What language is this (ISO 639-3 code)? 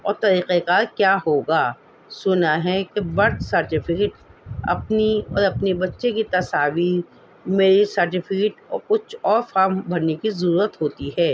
urd